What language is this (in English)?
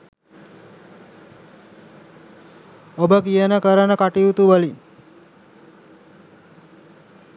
Sinhala